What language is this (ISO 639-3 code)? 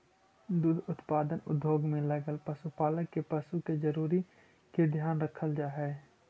mag